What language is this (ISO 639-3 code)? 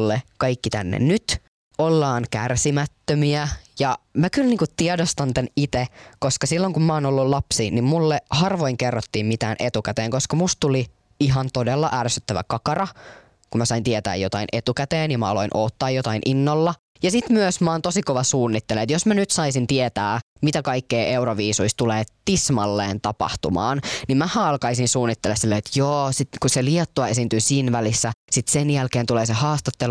fin